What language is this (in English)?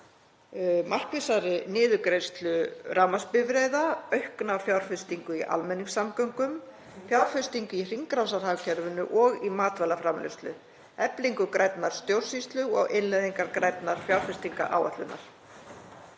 Icelandic